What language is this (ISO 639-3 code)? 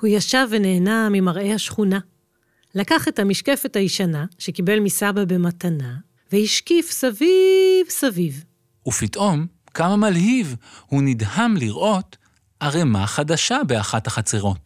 heb